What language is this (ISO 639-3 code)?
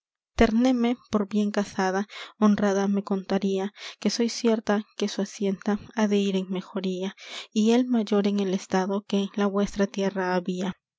spa